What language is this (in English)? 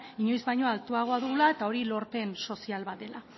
Basque